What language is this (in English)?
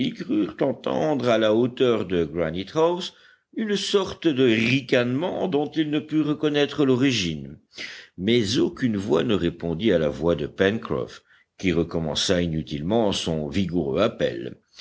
French